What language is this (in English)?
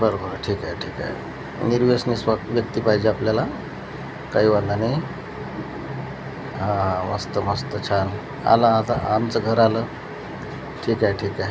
Marathi